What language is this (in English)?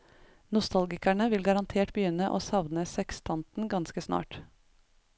Norwegian